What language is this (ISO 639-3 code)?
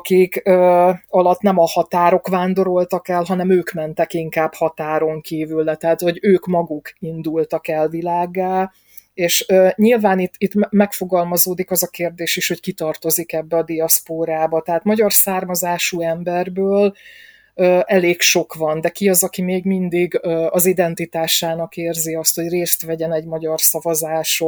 hun